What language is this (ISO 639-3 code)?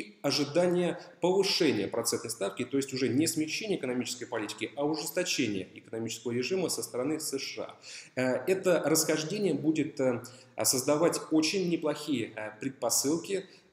rus